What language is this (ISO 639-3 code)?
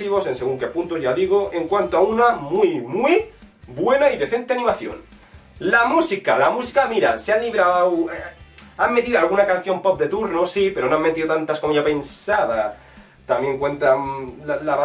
spa